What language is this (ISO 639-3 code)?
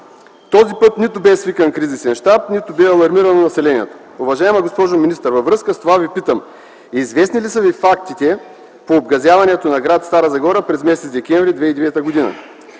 bul